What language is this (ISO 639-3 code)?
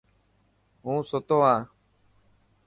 mki